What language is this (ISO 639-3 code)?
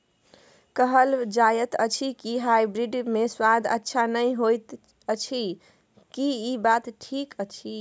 mai